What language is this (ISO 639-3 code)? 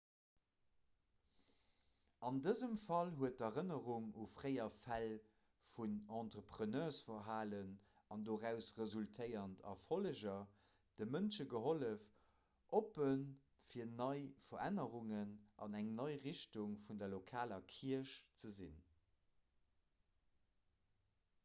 ltz